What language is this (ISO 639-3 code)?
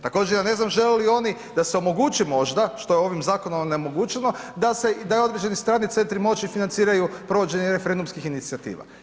hrv